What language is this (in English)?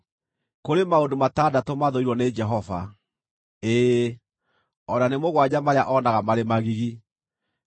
Kikuyu